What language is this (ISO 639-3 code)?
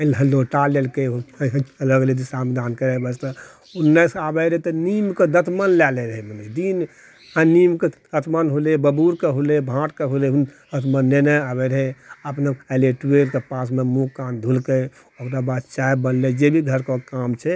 mai